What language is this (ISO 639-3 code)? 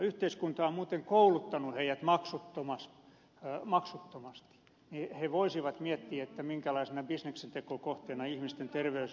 fin